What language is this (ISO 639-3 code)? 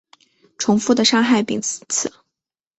zho